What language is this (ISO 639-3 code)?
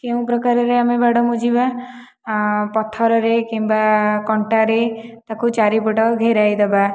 ori